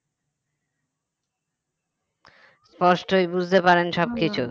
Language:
Bangla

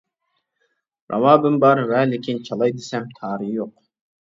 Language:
Uyghur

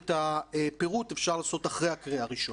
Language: Hebrew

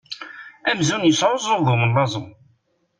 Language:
Kabyle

